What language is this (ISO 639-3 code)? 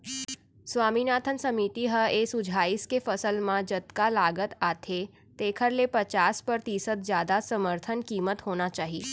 hne